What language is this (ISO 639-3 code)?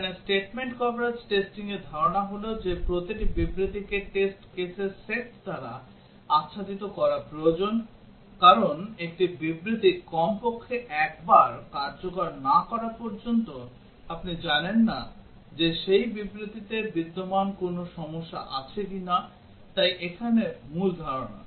ben